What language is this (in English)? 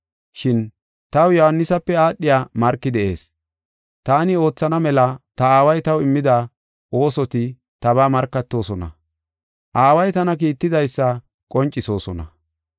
Gofa